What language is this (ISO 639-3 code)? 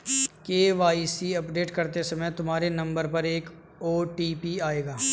hin